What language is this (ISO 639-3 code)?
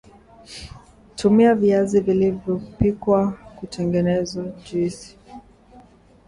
swa